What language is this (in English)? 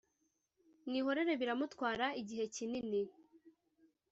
Kinyarwanda